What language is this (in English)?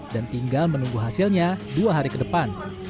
Indonesian